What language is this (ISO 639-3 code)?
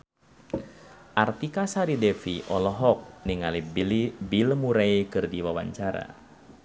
sun